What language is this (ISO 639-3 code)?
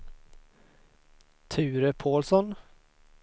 swe